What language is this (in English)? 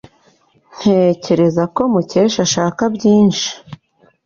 Kinyarwanda